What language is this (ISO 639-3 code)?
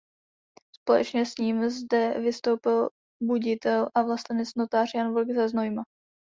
ces